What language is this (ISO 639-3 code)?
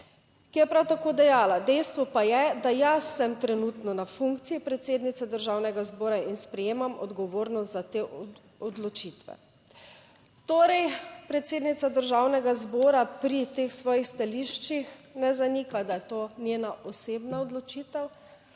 slv